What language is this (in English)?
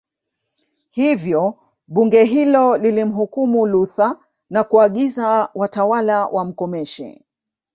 Swahili